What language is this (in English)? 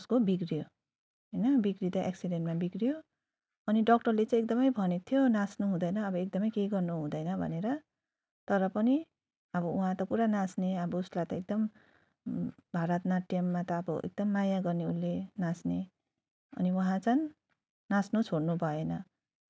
Nepali